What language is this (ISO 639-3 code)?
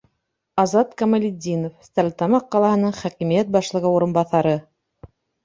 bak